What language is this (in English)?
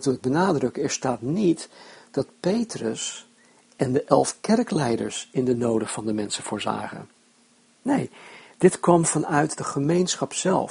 Dutch